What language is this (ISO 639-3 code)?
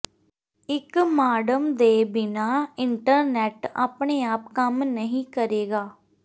pan